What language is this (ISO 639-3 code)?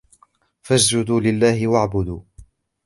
ara